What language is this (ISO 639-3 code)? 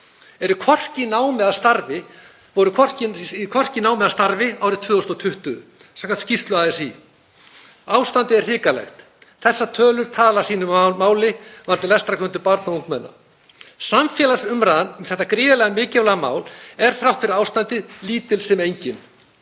isl